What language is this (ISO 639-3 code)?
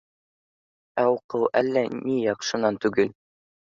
bak